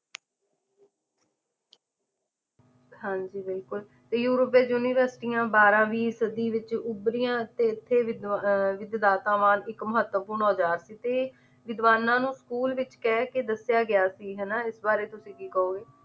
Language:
Punjabi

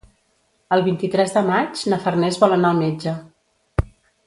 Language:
Catalan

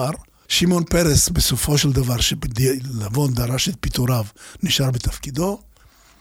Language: Hebrew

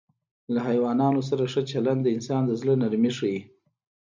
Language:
Pashto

